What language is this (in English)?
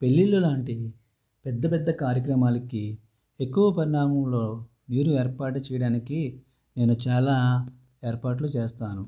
Telugu